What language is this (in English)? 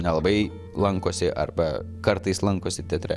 Lithuanian